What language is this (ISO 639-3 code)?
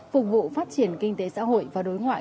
vie